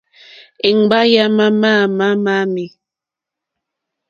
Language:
Mokpwe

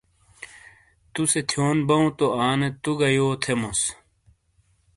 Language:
Shina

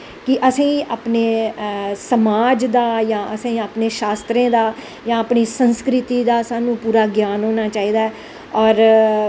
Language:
Dogri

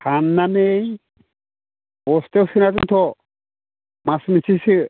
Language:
Bodo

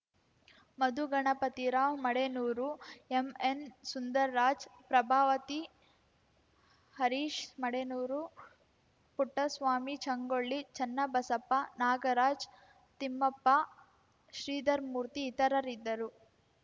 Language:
Kannada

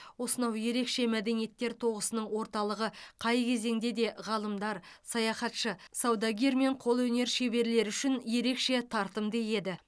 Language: Kazakh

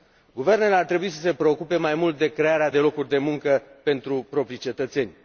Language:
Romanian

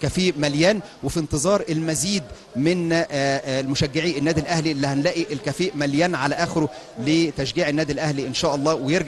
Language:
Arabic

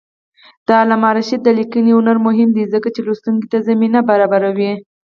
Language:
Pashto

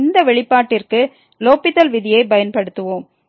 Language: Tamil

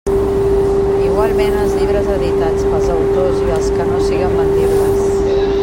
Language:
Catalan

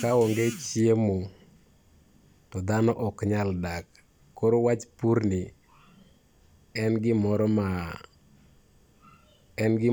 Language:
Luo (Kenya and Tanzania)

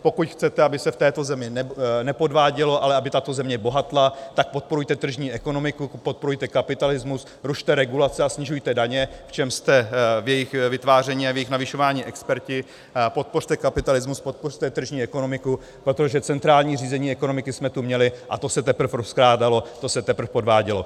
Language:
Czech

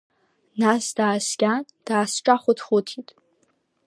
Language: Abkhazian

